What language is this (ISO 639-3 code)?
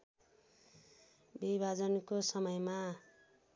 nep